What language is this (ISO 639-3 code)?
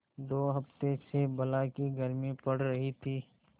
hin